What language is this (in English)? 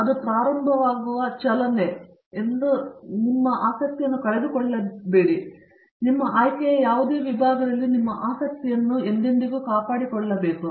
Kannada